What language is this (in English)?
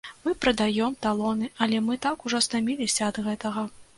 Belarusian